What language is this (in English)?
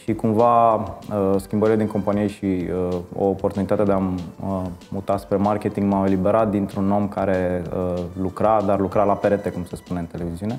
Romanian